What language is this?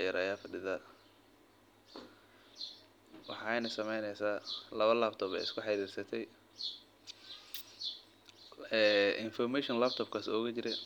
Somali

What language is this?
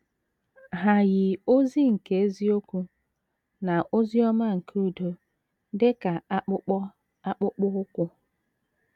Igbo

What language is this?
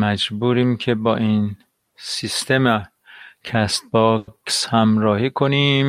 Persian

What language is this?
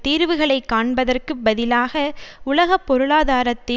Tamil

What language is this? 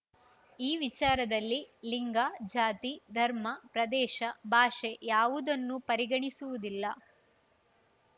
Kannada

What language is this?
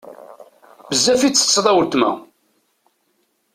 Kabyle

